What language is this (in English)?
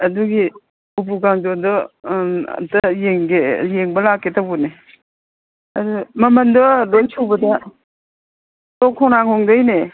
Manipuri